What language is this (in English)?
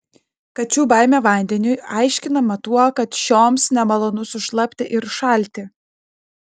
Lithuanian